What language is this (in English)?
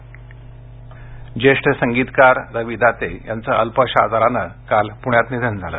Marathi